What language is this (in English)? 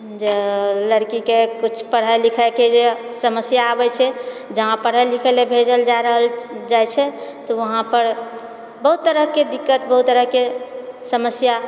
Maithili